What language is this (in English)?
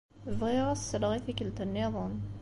Kabyle